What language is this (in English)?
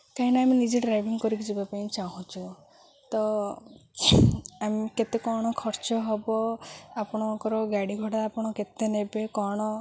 Odia